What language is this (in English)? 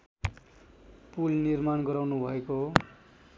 Nepali